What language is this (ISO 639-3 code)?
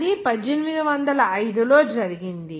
tel